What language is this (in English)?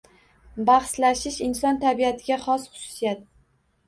Uzbek